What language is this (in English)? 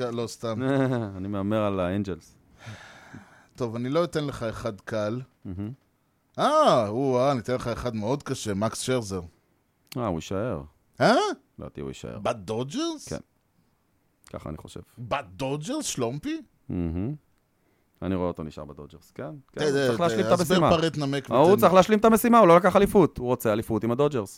Hebrew